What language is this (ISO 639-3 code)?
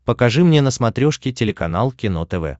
rus